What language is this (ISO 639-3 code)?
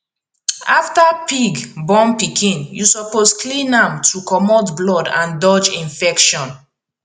pcm